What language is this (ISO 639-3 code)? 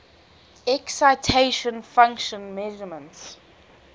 eng